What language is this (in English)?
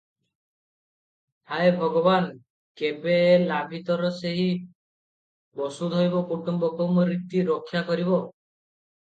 Odia